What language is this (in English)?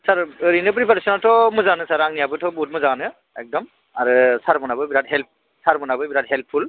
Bodo